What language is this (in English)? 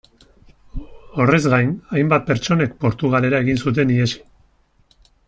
Basque